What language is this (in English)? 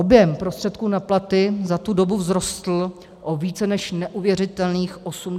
Czech